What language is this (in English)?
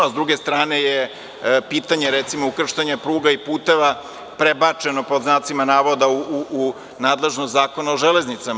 Serbian